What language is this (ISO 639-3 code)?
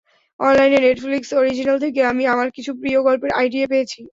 ben